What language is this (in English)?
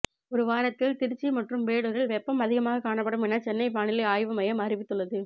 Tamil